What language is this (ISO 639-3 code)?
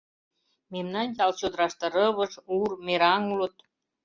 chm